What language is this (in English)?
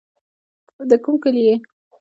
Pashto